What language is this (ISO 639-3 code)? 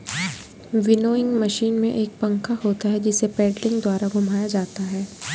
hin